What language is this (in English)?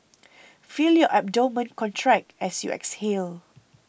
English